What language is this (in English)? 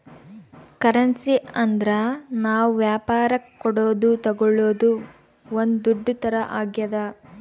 Kannada